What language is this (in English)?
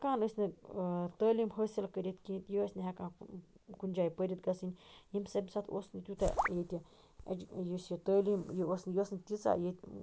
Kashmiri